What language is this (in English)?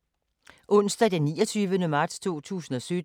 Danish